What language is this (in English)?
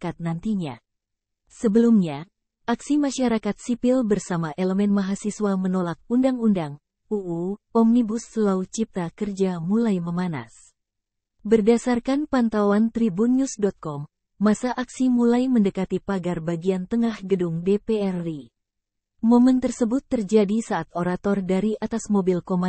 Indonesian